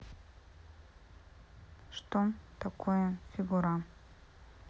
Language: Russian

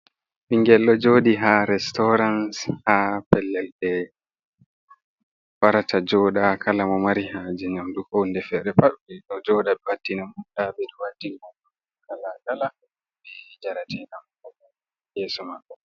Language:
Fula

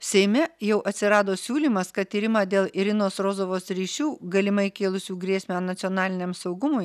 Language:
Lithuanian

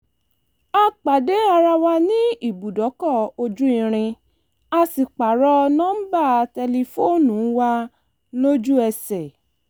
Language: Yoruba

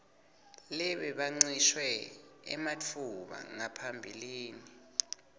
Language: Swati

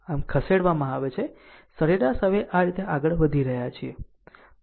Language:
Gujarati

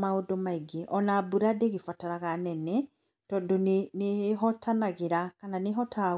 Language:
Kikuyu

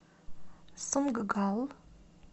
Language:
Russian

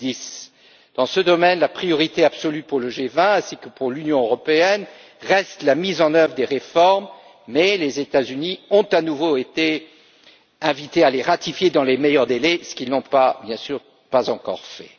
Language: French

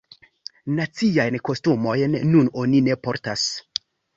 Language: Esperanto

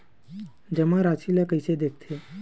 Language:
Chhattisgarhi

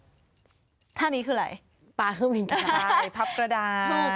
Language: Thai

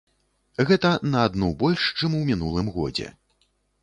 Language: Belarusian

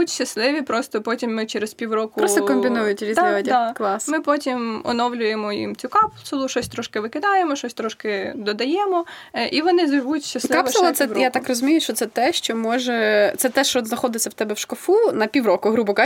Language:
Ukrainian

